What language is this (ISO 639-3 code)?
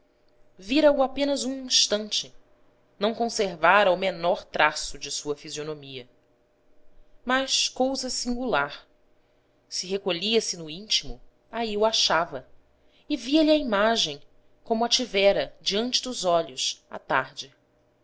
por